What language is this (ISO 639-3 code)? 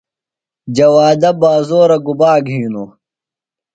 phl